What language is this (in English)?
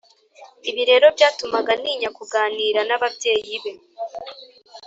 Kinyarwanda